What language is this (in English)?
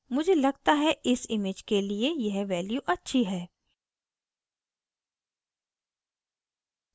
Hindi